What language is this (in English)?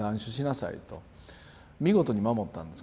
Japanese